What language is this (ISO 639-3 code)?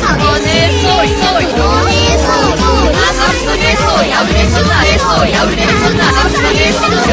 jpn